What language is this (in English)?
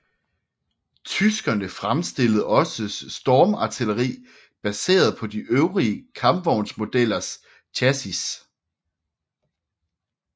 Danish